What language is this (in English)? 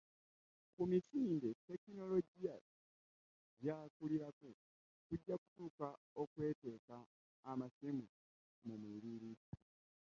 Ganda